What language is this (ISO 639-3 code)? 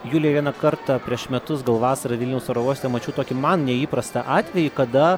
lit